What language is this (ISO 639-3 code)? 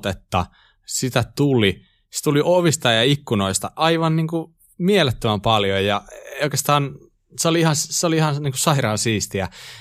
fin